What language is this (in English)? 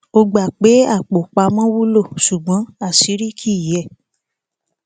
Yoruba